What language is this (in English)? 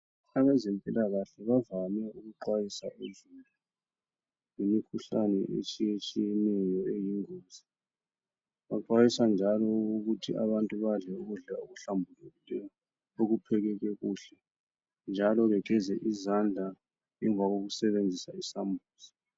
North Ndebele